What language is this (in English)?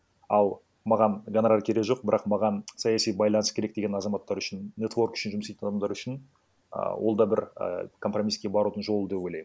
Kazakh